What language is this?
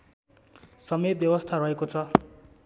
Nepali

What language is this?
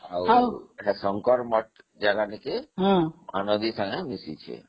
Odia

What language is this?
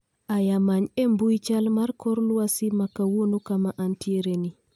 Luo (Kenya and Tanzania)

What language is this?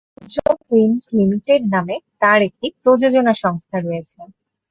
Bangla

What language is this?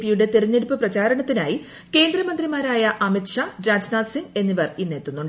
Malayalam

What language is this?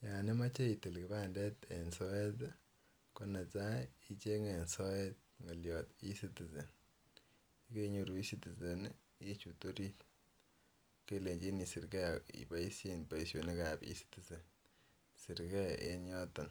Kalenjin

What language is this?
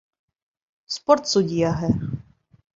Bashkir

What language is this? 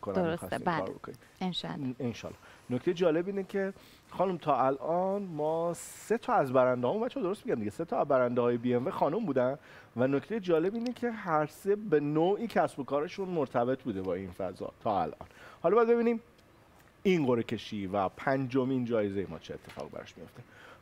Persian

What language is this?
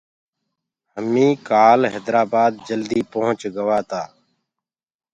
Gurgula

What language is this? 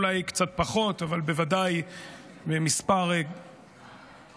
Hebrew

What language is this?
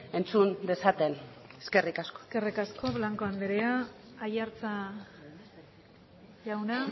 Basque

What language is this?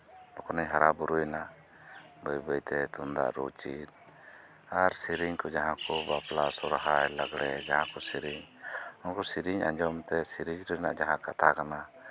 Santali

